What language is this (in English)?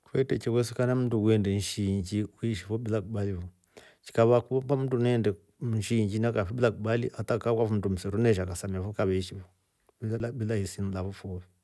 Rombo